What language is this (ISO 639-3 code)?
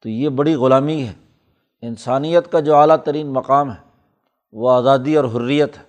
urd